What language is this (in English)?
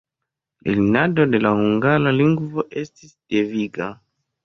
Esperanto